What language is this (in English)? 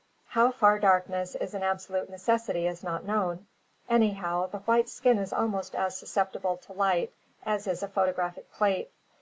English